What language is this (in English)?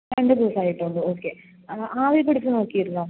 Malayalam